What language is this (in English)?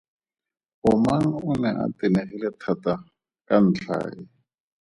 Tswana